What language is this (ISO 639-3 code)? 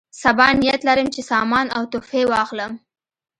pus